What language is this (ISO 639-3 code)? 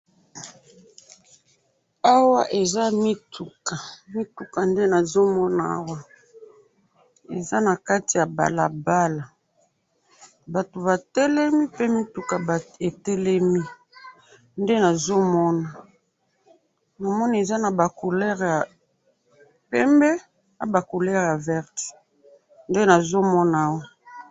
lin